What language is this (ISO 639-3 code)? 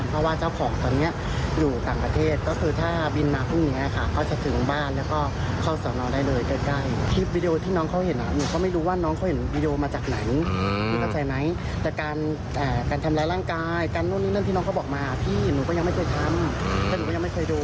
tha